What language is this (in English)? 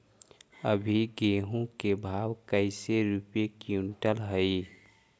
Magahi